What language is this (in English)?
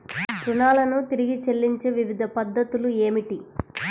Telugu